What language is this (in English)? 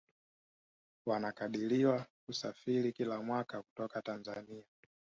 Swahili